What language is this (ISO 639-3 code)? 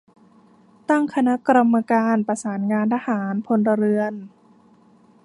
tha